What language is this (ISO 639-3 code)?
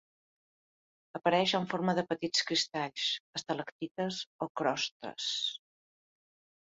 cat